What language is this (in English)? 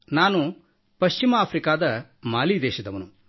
Kannada